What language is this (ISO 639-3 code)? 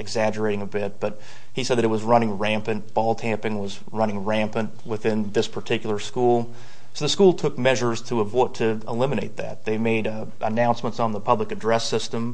eng